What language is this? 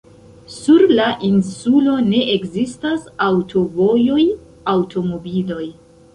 Esperanto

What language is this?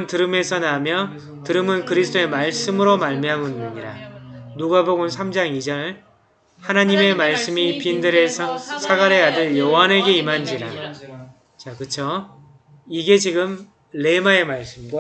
Korean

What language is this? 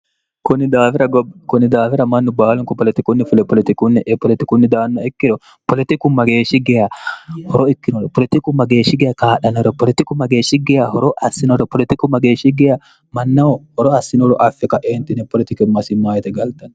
Sidamo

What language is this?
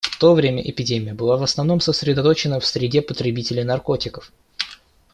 Russian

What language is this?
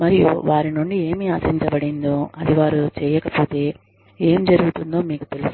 Telugu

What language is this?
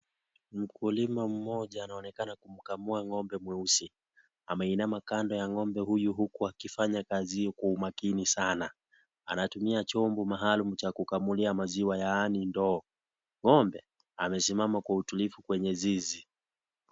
Swahili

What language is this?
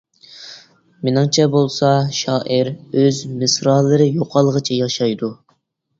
Uyghur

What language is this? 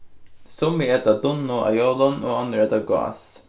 Faroese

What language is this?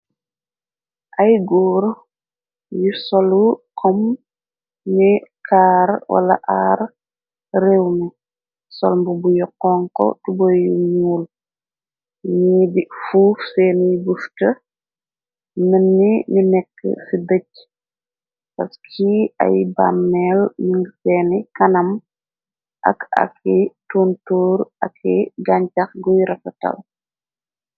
Wolof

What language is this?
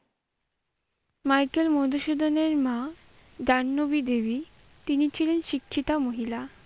Bangla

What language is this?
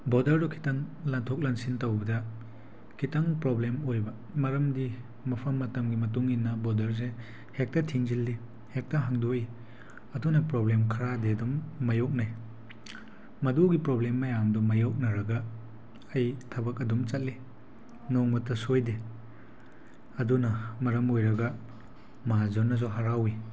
Manipuri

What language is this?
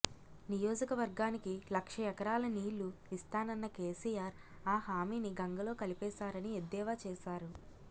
Telugu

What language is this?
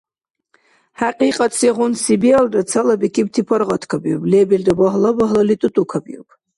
Dargwa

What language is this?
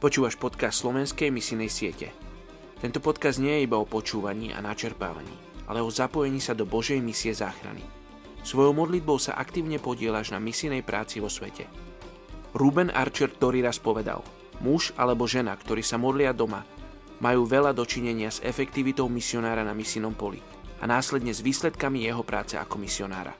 Slovak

